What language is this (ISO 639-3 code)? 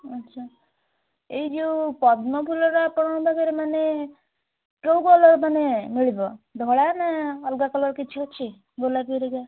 ori